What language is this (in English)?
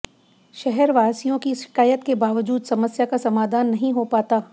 Hindi